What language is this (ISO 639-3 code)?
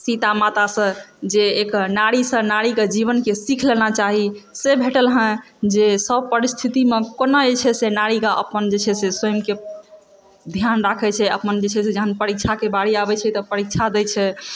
mai